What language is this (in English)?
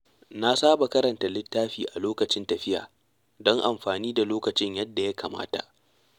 Hausa